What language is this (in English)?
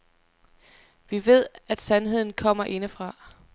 Danish